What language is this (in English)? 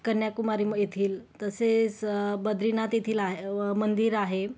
Marathi